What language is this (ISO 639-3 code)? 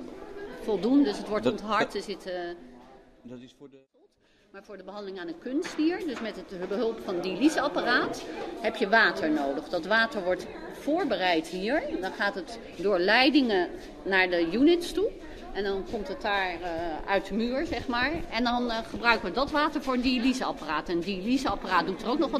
nld